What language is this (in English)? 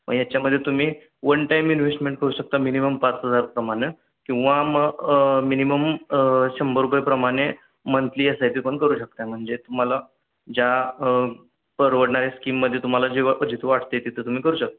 Marathi